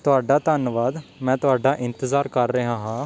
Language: Punjabi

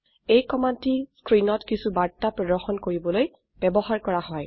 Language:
Assamese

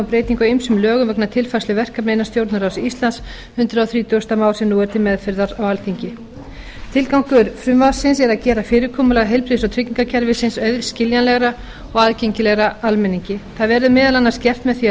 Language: Icelandic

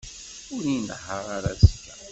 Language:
Kabyle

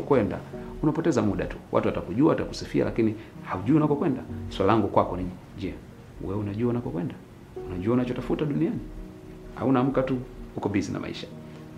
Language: Swahili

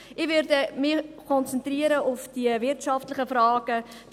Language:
Swiss German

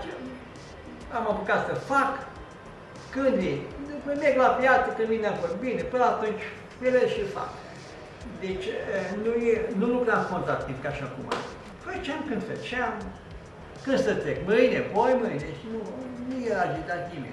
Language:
Romanian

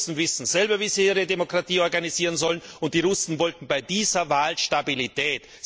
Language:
German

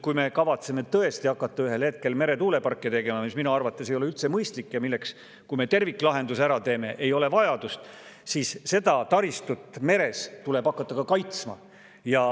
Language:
Estonian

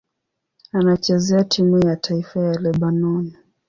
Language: Swahili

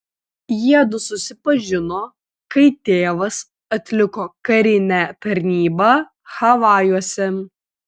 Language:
Lithuanian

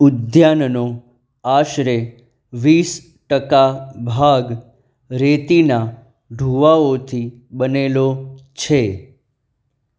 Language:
Gujarati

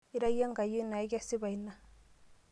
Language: Masai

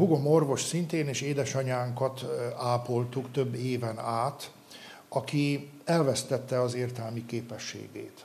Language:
Hungarian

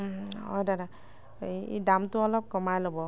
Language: Assamese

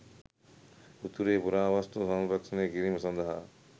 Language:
Sinhala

